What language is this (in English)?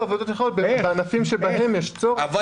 Hebrew